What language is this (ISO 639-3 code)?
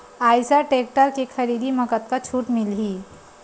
hne